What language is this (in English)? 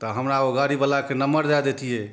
Maithili